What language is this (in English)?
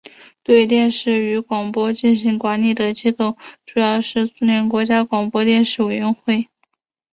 Chinese